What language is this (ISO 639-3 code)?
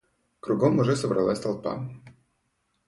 rus